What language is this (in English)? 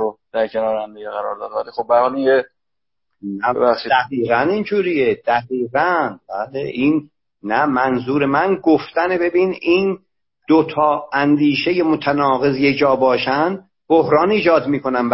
Persian